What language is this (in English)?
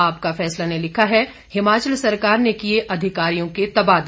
Hindi